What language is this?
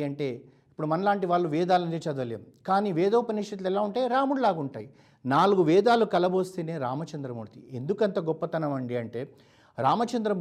Telugu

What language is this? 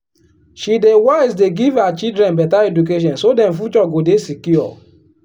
Nigerian Pidgin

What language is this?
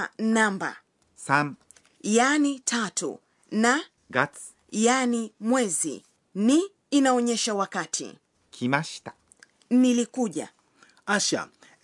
Swahili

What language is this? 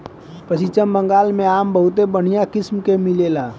Bhojpuri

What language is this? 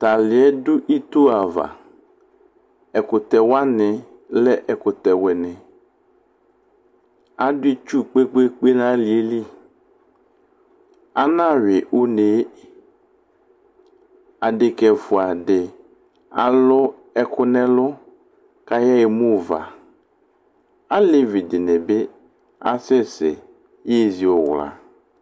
Ikposo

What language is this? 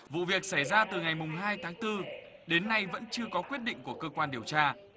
Vietnamese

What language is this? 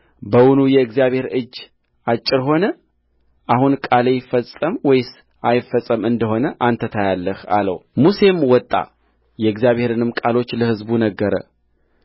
Amharic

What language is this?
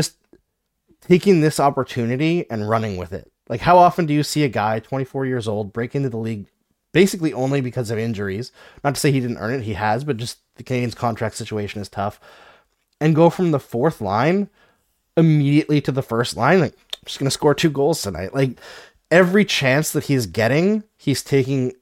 English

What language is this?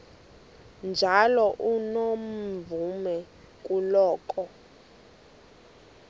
Xhosa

